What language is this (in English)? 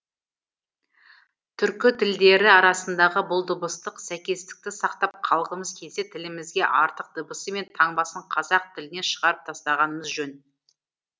Kazakh